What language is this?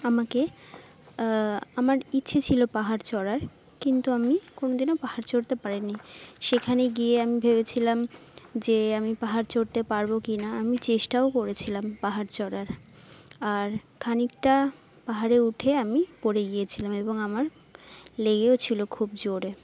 Bangla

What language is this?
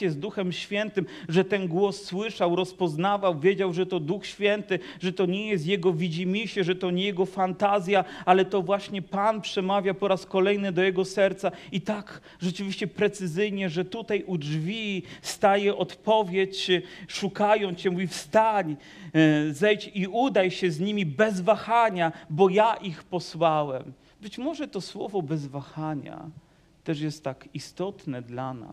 Polish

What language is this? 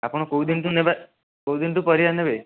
Odia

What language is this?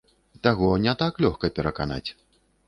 Belarusian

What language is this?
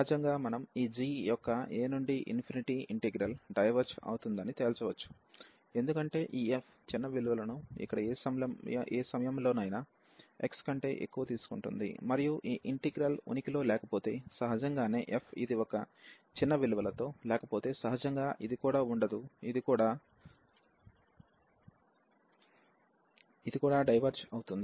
Telugu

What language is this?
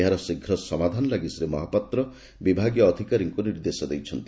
Odia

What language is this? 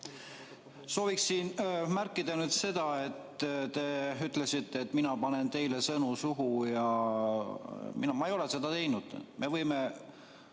Estonian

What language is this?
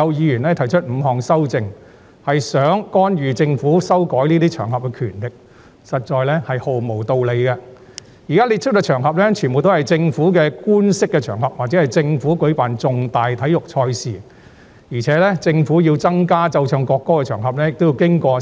Cantonese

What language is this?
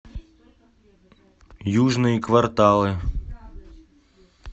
Russian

